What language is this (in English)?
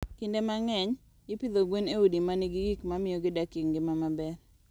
Luo (Kenya and Tanzania)